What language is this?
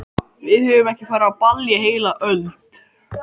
Icelandic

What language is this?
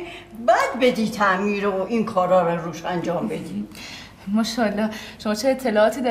Persian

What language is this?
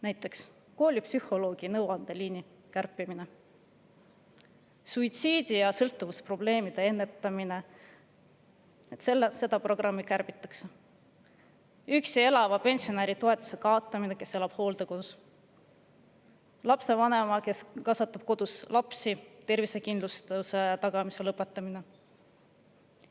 Estonian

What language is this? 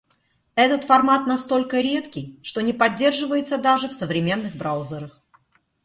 Russian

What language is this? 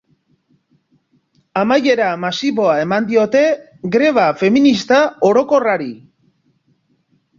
Basque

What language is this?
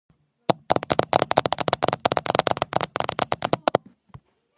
Georgian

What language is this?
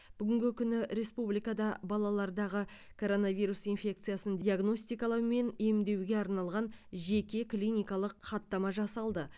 Kazakh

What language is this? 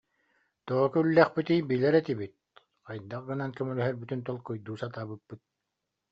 Yakut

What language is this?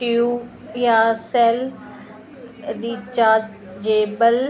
Sindhi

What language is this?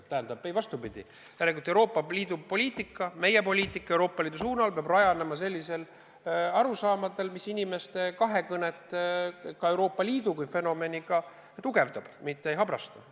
Estonian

